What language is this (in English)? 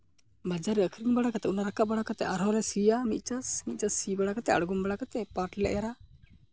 Santali